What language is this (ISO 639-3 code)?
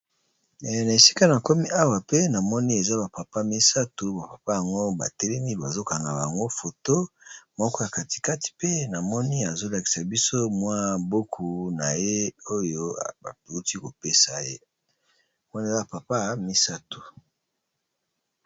lin